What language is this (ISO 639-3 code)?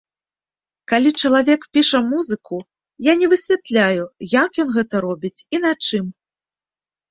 bel